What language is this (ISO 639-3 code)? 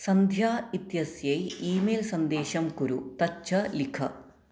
san